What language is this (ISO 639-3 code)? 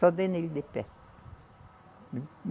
por